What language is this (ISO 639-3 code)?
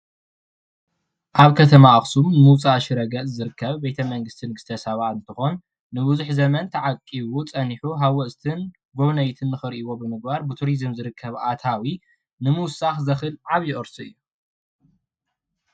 tir